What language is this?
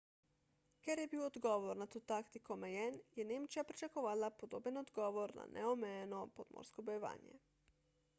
Slovenian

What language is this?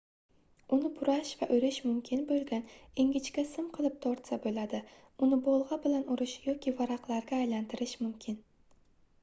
Uzbek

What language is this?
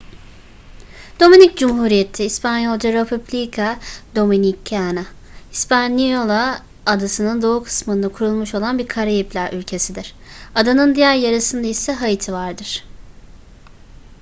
Turkish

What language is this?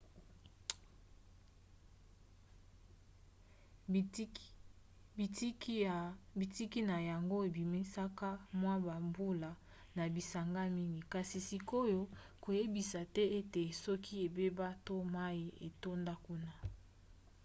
Lingala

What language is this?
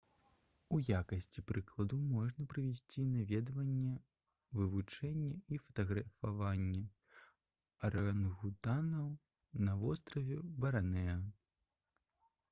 Belarusian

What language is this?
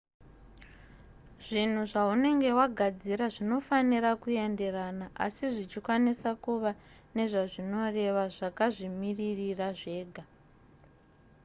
Shona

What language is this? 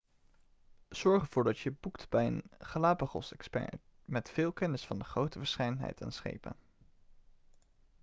Dutch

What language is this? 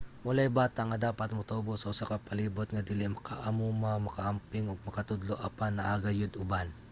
Cebuano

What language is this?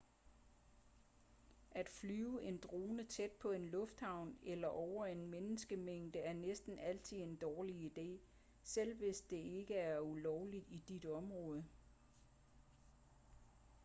Danish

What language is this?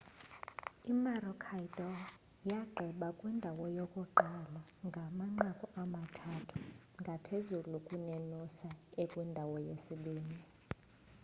Xhosa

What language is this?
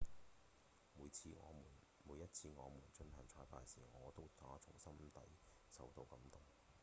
Cantonese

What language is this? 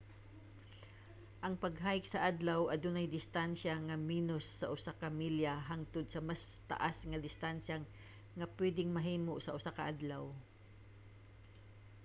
Cebuano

